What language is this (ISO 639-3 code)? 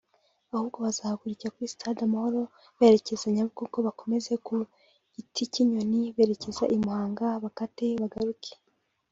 kin